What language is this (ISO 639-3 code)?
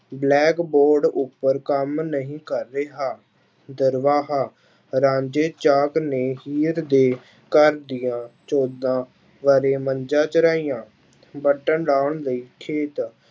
pan